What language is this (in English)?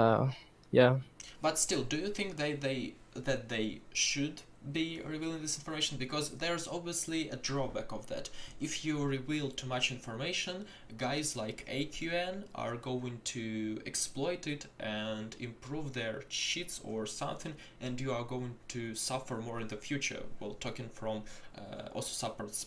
English